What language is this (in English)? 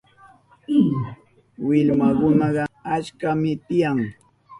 Southern Pastaza Quechua